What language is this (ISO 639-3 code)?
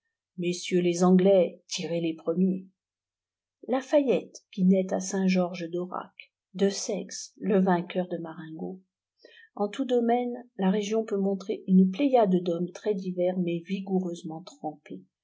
fra